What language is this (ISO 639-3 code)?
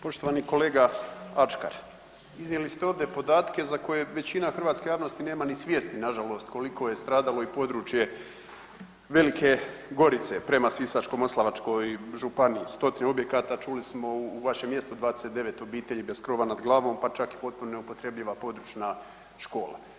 hrv